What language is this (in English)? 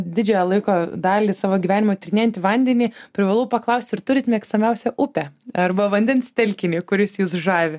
Lithuanian